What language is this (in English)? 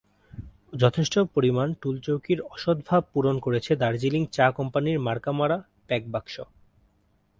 Bangla